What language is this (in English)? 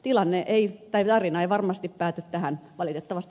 Finnish